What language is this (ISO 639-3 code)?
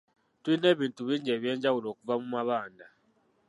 lug